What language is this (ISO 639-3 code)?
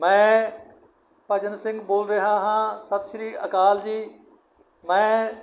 pan